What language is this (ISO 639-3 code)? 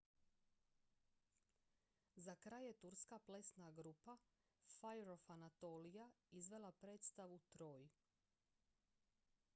hrv